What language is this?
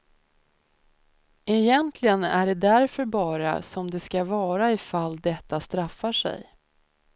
Swedish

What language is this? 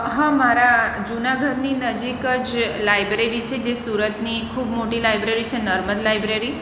Gujarati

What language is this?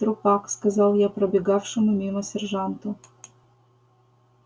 Russian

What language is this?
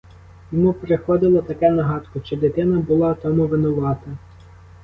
Ukrainian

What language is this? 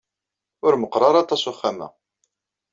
Kabyle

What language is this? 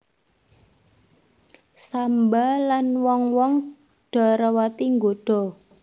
Javanese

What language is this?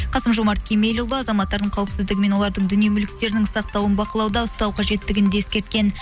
Kazakh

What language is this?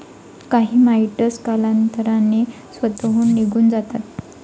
Marathi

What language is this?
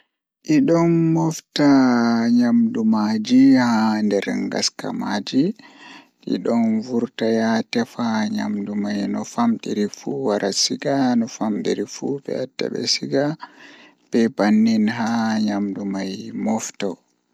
Fula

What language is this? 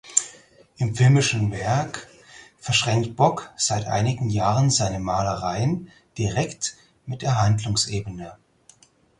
German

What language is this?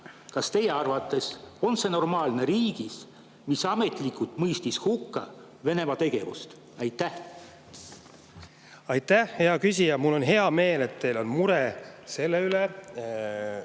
Estonian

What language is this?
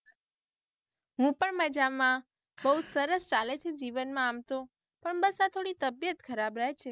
Gujarati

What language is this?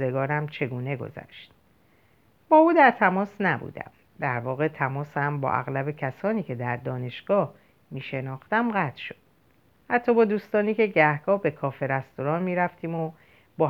Persian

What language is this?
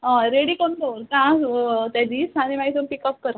Konkani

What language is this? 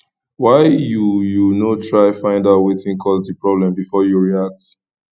Nigerian Pidgin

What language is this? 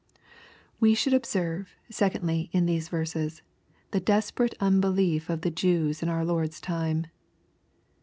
English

